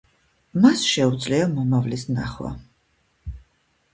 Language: Georgian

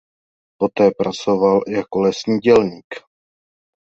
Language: Czech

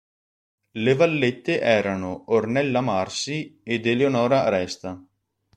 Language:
Italian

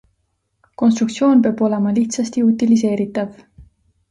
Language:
Estonian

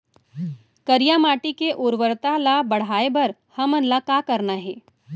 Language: Chhattisgarhi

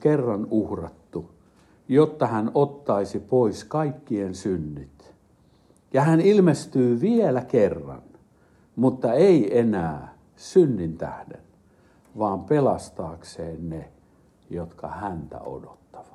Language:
Finnish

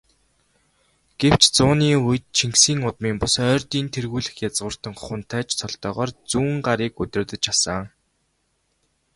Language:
Mongolian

